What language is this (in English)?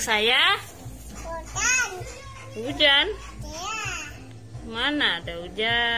Indonesian